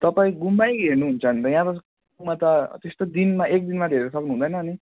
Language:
Nepali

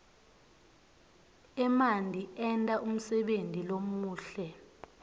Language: Swati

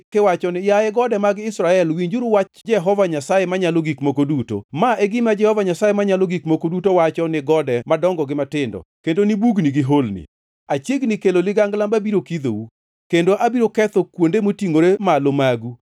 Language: Luo (Kenya and Tanzania)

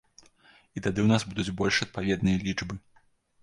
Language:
Belarusian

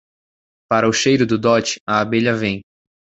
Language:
Portuguese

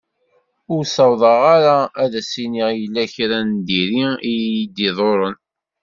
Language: Kabyle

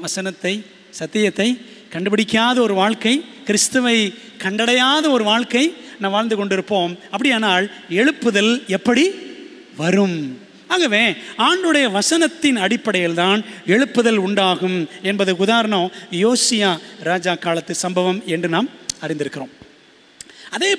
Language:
Tamil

